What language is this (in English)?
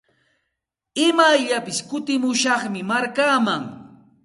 Santa Ana de Tusi Pasco Quechua